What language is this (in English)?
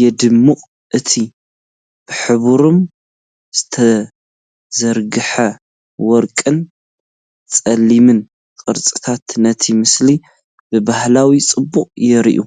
Tigrinya